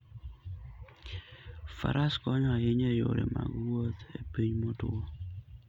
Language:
Luo (Kenya and Tanzania)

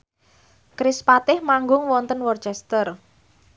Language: Javanese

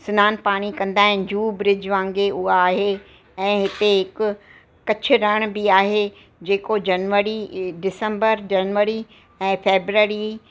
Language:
Sindhi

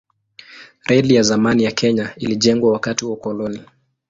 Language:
Swahili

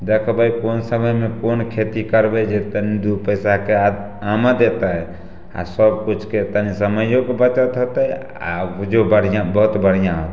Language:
Maithili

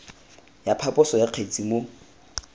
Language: Tswana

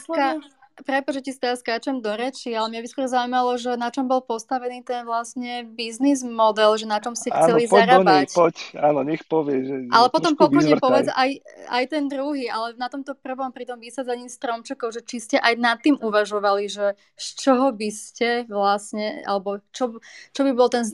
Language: Slovak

